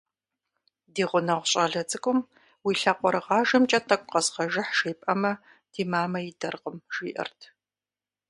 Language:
Kabardian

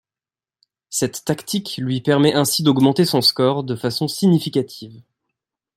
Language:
French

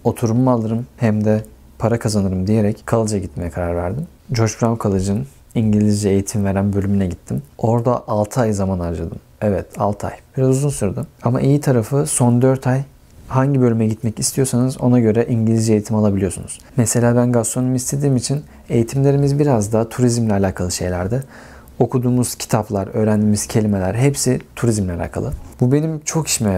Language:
Turkish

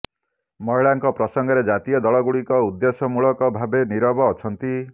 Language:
Odia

